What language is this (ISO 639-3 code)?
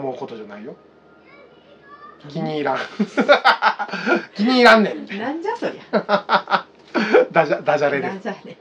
jpn